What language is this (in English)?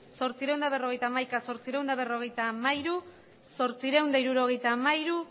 Basque